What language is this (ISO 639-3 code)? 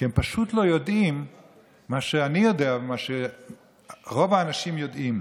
heb